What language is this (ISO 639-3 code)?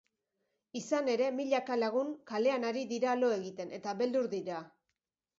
eus